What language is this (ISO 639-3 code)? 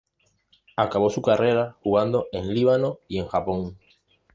spa